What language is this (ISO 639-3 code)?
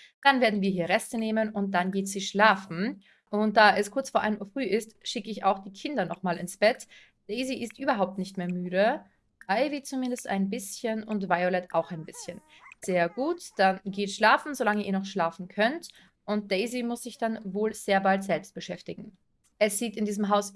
deu